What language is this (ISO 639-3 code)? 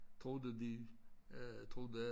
dan